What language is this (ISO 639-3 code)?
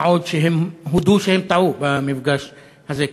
heb